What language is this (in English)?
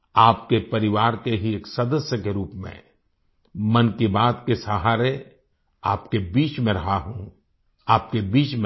Hindi